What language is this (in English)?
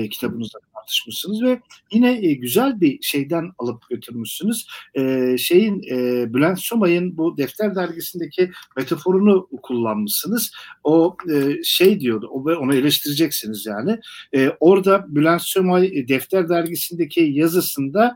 Turkish